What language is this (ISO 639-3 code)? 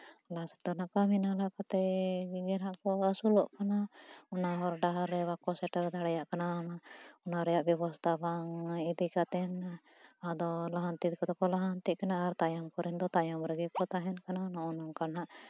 sat